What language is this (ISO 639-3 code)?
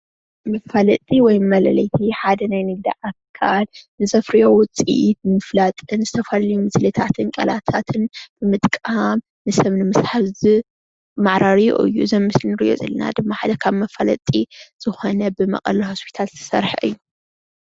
tir